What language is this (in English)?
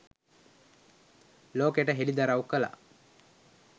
Sinhala